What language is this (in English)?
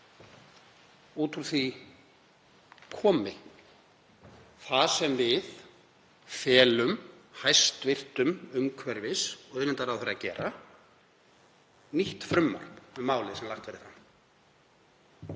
Icelandic